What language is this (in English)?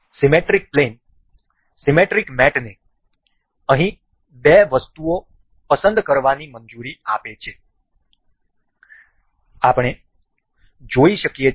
Gujarati